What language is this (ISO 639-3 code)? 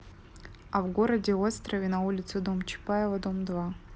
rus